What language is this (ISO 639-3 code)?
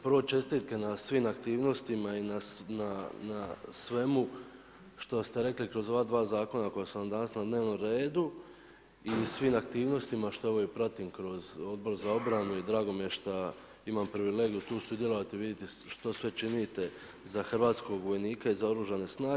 hrv